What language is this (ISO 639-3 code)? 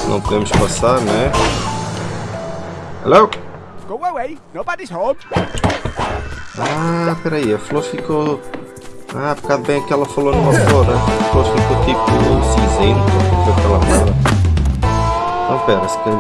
por